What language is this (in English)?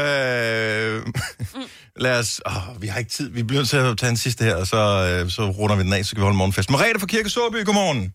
Danish